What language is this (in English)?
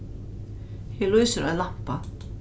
Faroese